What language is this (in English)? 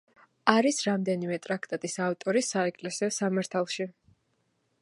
Georgian